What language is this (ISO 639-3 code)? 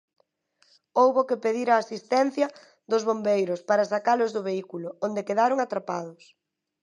glg